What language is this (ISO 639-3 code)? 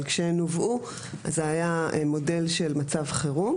heb